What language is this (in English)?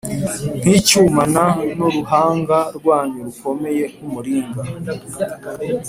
Kinyarwanda